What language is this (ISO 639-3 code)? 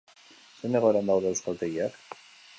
eus